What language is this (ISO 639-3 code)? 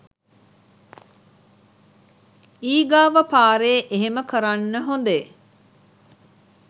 sin